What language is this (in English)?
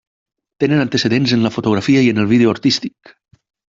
Catalan